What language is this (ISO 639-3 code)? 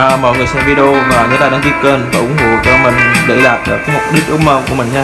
vie